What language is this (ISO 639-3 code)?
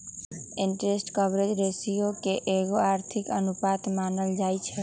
mag